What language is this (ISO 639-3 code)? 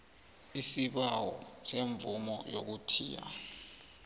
nbl